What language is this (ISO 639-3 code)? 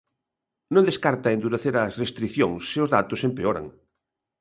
glg